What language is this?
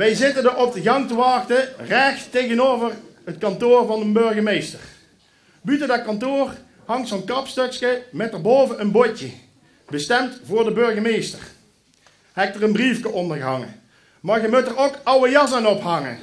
Dutch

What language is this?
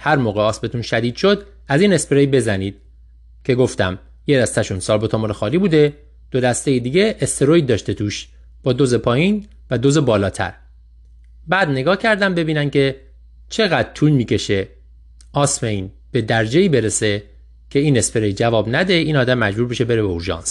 Persian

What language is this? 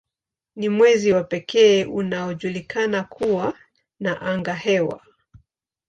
Swahili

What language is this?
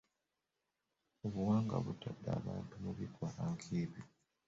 Ganda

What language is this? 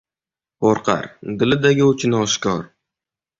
Uzbek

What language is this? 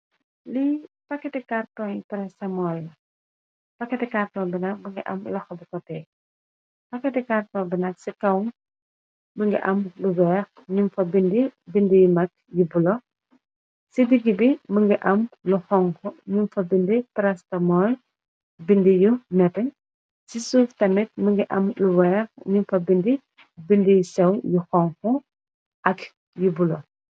Wolof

